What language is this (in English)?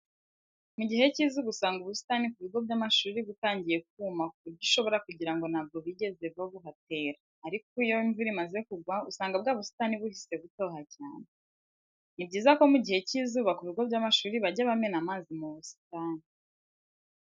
Kinyarwanda